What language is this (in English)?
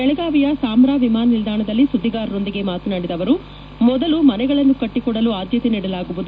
Kannada